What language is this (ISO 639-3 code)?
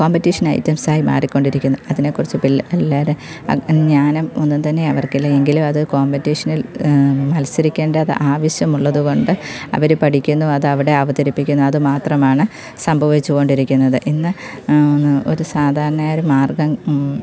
mal